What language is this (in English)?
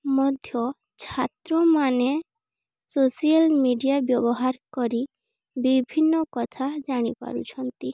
Odia